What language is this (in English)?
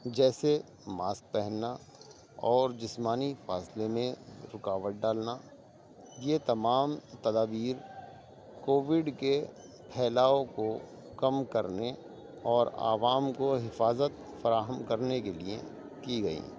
Urdu